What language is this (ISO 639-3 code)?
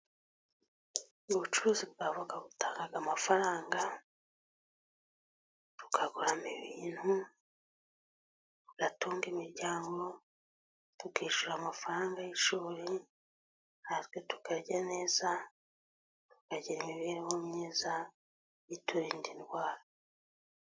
kin